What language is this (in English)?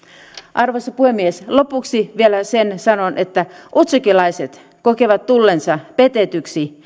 Finnish